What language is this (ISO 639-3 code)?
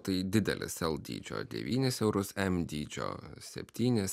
lit